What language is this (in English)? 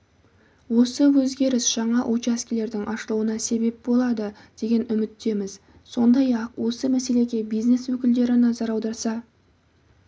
Kazakh